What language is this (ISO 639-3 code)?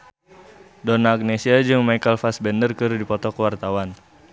sun